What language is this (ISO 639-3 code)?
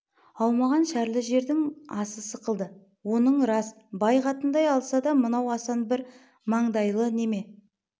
kaz